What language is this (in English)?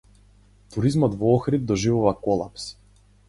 Macedonian